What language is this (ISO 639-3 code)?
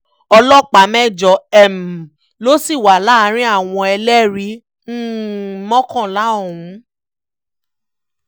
yor